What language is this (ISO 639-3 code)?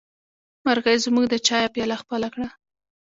pus